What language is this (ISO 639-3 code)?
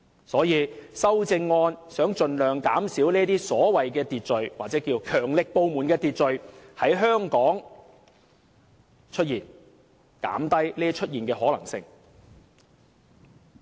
yue